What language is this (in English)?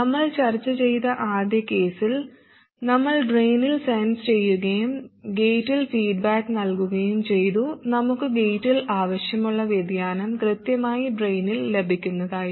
Malayalam